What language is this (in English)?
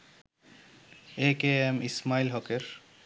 Bangla